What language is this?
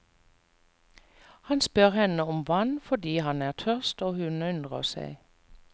Norwegian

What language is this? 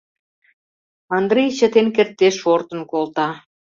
Mari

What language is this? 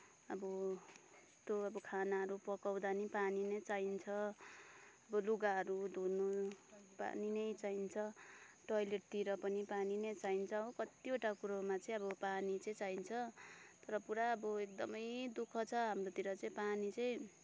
Nepali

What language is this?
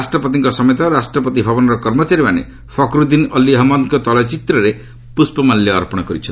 Odia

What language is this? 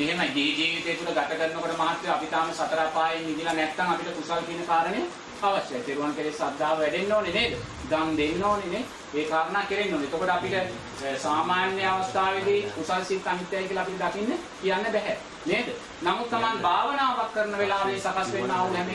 Sinhala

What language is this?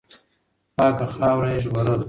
Pashto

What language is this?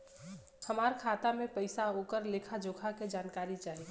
Bhojpuri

